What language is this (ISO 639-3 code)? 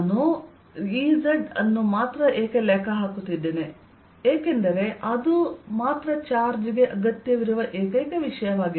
kan